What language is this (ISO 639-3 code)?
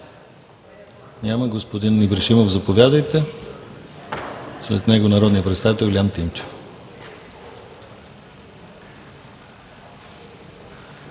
bul